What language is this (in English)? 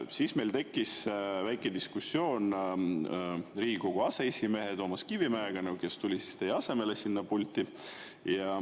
Estonian